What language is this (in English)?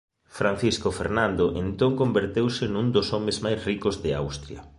Galician